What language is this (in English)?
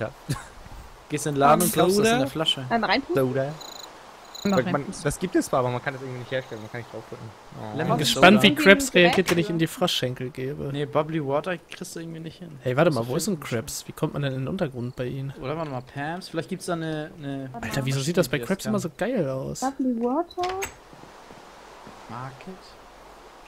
German